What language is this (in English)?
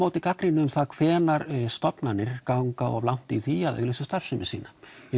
Icelandic